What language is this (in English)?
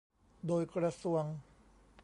Thai